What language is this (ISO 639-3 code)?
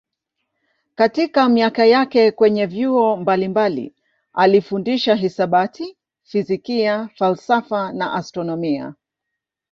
swa